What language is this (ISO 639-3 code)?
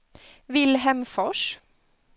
swe